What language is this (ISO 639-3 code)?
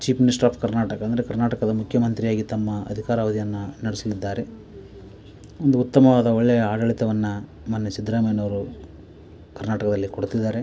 kan